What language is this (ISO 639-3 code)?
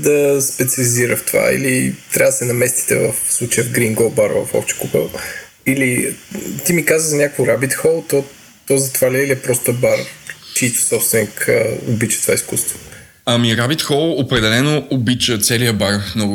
bul